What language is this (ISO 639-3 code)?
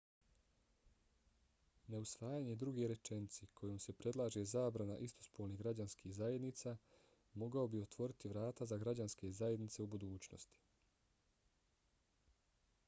bos